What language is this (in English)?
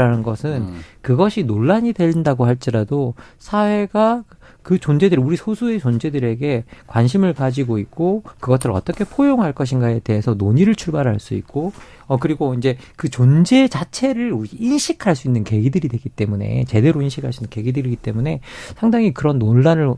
Korean